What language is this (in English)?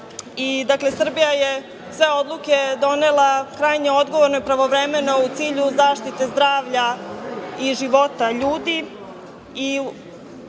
Serbian